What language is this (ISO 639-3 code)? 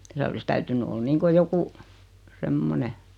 fin